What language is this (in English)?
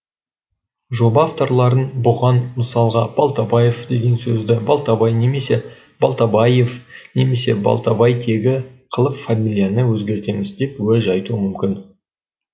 Kazakh